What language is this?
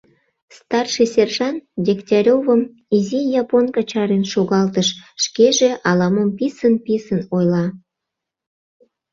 Mari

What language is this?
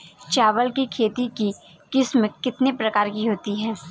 Hindi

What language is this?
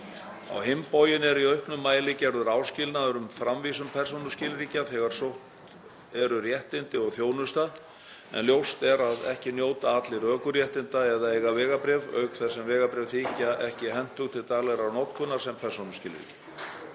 Icelandic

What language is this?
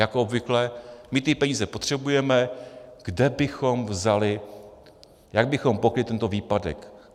Czech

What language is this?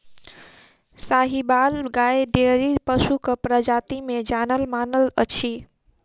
Maithili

